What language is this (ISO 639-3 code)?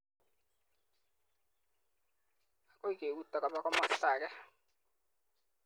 kln